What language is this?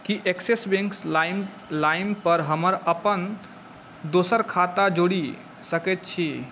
Maithili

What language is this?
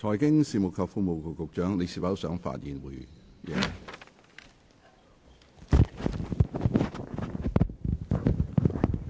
Cantonese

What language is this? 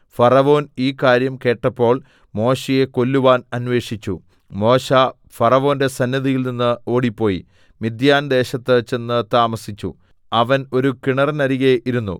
Malayalam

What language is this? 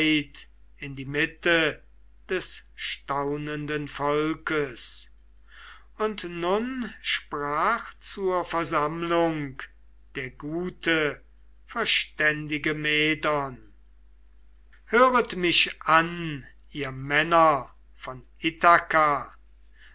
German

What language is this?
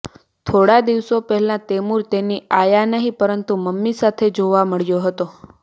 Gujarati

